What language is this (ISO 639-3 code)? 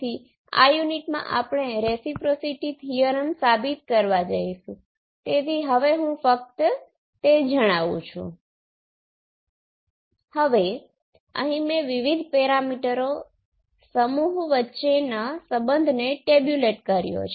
guj